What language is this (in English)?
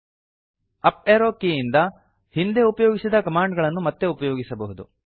Kannada